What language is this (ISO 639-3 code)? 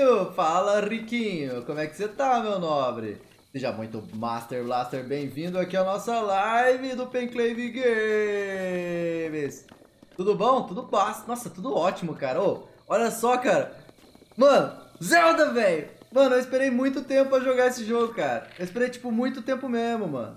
por